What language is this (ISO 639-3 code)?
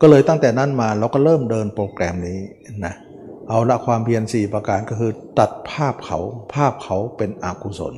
tha